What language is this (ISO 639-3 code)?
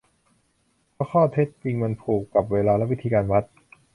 tha